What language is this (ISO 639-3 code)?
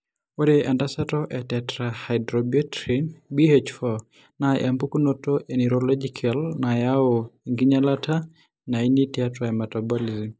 mas